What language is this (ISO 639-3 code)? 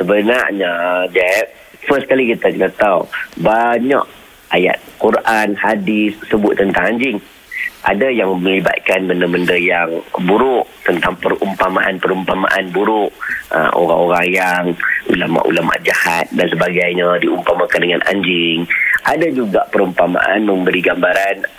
msa